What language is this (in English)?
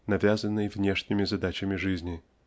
Russian